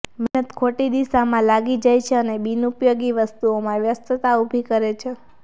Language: Gujarati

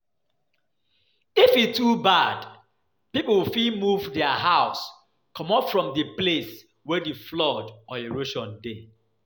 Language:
Nigerian Pidgin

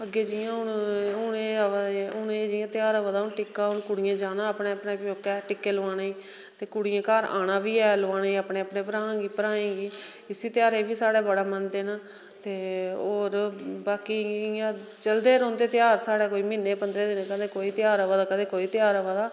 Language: Dogri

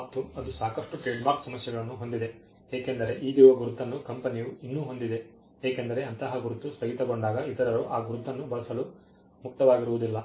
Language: Kannada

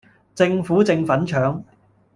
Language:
Cantonese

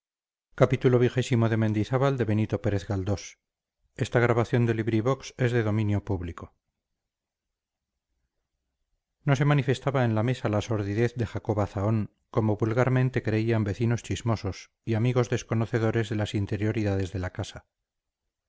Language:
Spanish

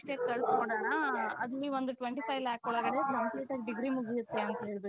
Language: Kannada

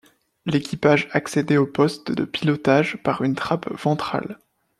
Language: French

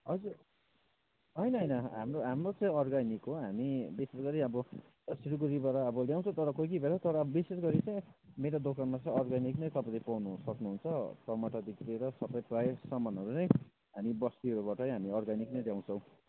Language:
Nepali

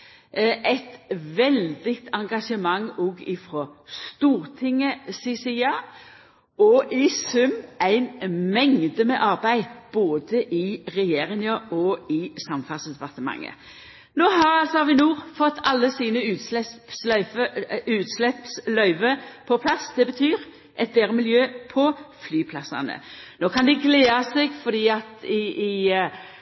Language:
Norwegian Nynorsk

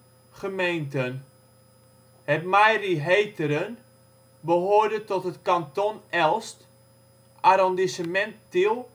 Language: Dutch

